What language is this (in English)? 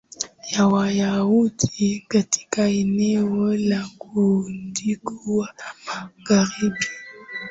Swahili